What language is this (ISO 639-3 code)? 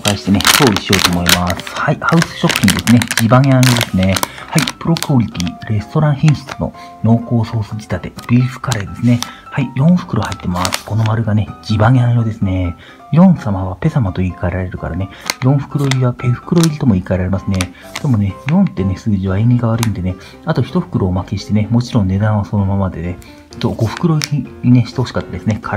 jpn